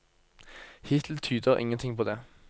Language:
Norwegian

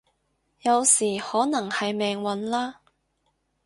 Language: Cantonese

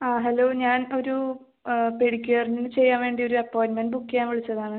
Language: Malayalam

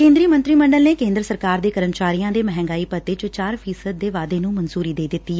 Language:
Punjabi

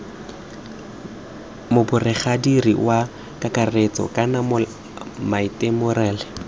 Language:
Tswana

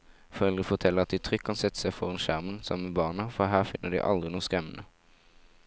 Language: Norwegian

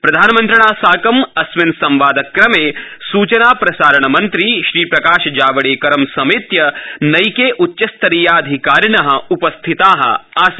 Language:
Sanskrit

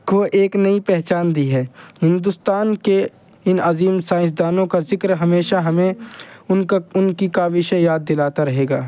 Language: Urdu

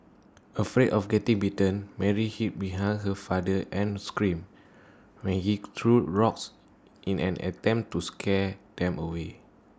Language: English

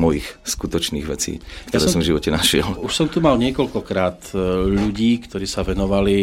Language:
Slovak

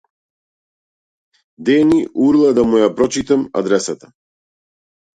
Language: Macedonian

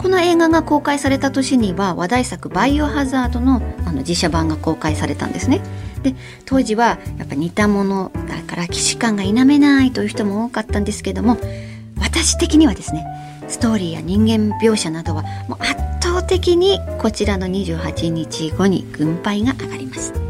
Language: Japanese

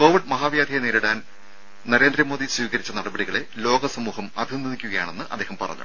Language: Malayalam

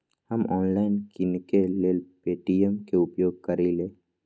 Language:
Magahi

